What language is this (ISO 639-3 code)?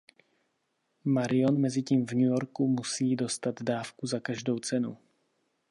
ces